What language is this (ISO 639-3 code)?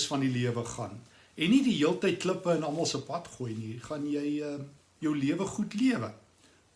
nld